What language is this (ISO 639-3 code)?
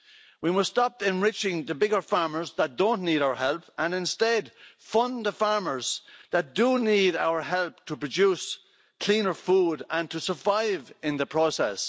eng